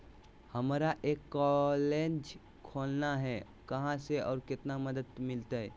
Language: Magahi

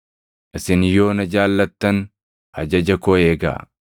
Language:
Oromo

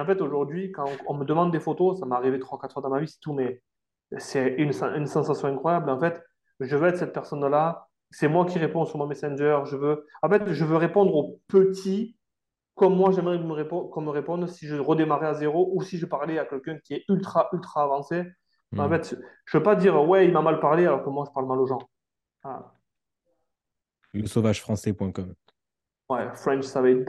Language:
French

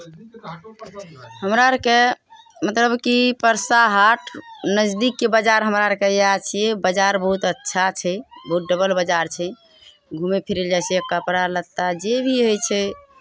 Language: Maithili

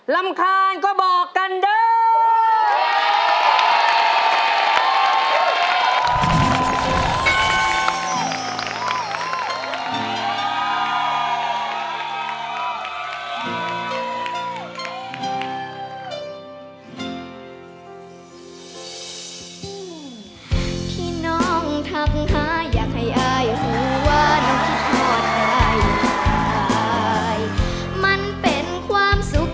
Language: Thai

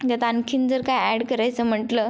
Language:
Marathi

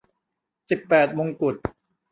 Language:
Thai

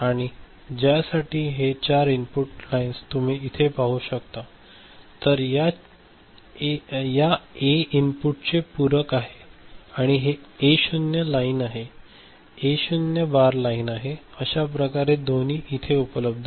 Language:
Marathi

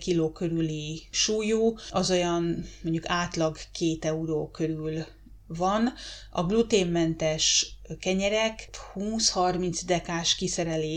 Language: Hungarian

